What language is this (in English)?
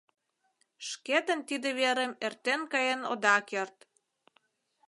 Mari